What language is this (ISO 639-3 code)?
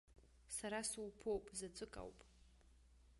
abk